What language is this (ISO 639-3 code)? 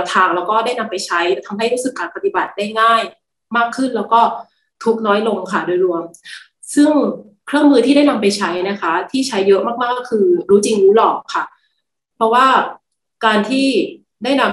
tha